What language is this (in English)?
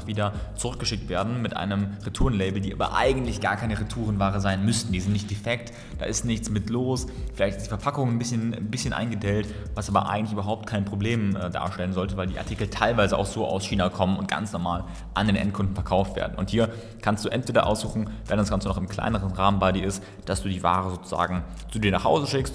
German